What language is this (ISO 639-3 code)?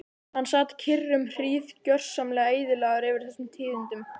isl